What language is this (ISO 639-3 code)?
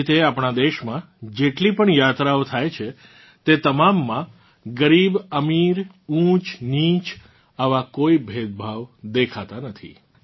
guj